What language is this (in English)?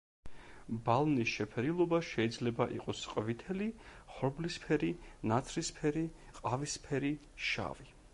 Georgian